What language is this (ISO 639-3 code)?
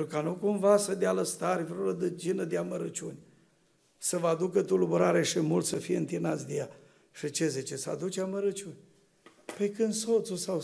ron